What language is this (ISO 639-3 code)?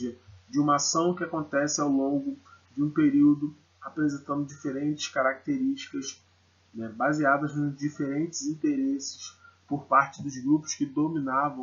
por